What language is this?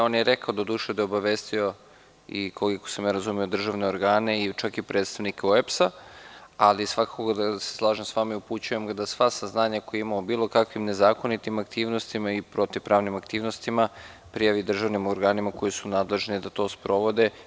Serbian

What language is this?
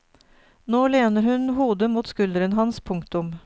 Norwegian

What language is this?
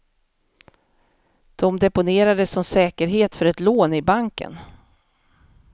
Swedish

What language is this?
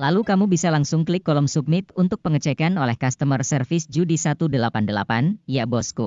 Indonesian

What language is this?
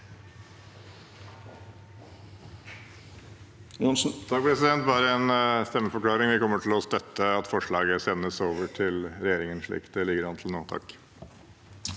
Norwegian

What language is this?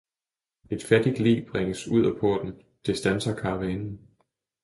Danish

